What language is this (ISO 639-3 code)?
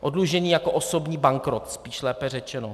ces